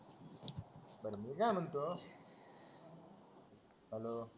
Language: Marathi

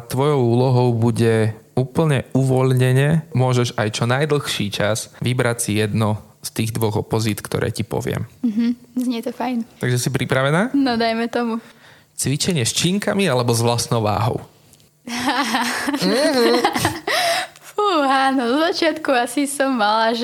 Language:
Slovak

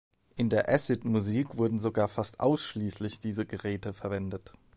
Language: German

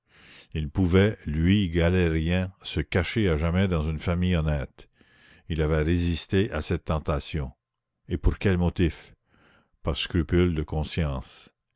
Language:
French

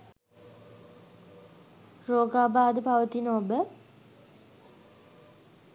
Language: Sinhala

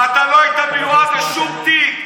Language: Hebrew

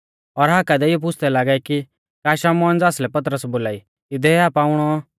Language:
Mahasu Pahari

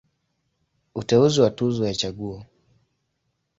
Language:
Swahili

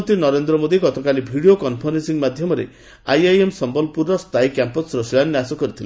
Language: Odia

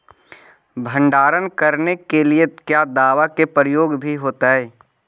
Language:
Magahi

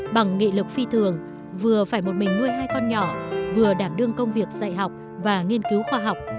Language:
Vietnamese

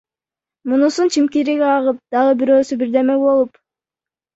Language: Kyrgyz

